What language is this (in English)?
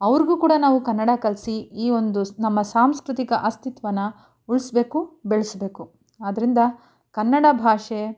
Kannada